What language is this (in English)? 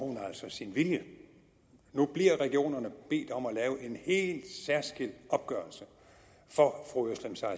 Danish